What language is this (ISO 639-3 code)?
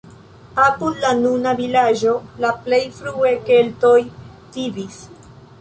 epo